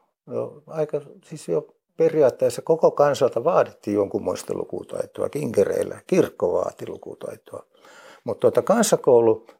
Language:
Finnish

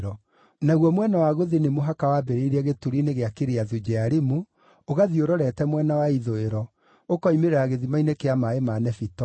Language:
Kikuyu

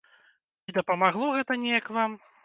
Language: Belarusian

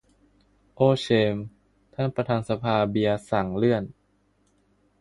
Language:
Thai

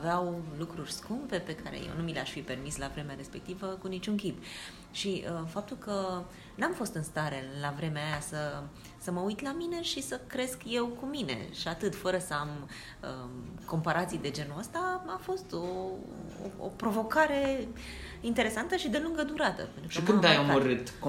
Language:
Romanian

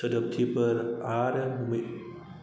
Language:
Bodo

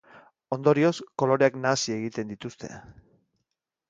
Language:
Basque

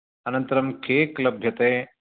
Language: Sanskrit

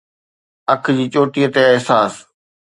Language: Sindhi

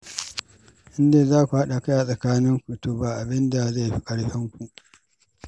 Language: Hausa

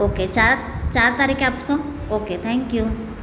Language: Gujarati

